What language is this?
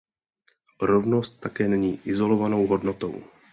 Czech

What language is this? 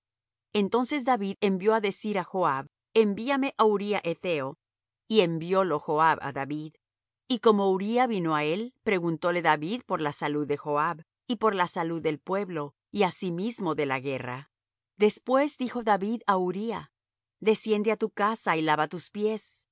Spanish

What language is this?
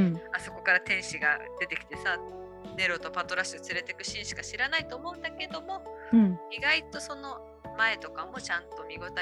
Japanese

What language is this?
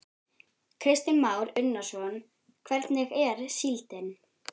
Icelandic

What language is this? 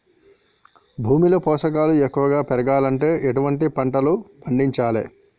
Telugu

